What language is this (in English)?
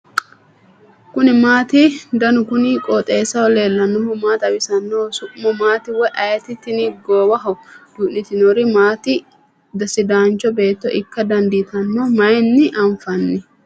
Sidamo